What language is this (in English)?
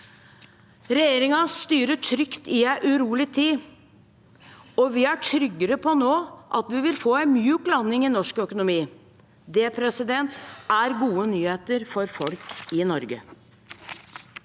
Norwegian